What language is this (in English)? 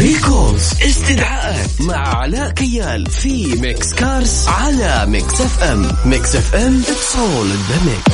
Arabic